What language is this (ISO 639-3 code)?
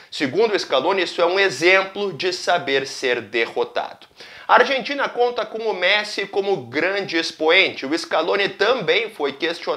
por